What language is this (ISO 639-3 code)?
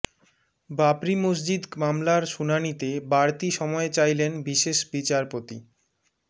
ben